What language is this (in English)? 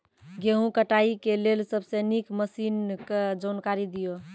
Maithili